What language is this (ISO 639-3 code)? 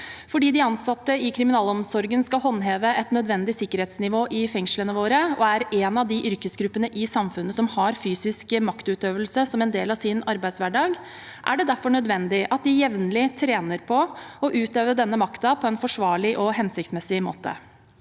nor